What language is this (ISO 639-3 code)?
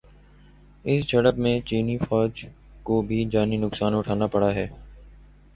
urd